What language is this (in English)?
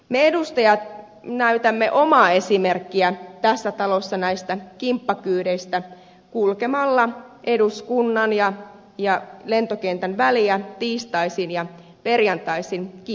Finnish